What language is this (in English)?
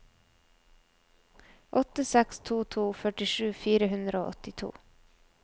Norwegian